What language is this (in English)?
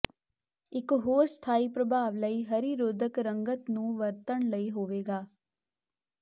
Punjabi